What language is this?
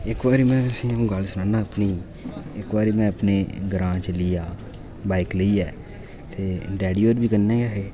Dogri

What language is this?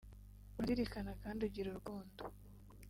Kinyarwanda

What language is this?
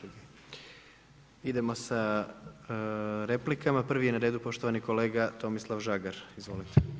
Croatian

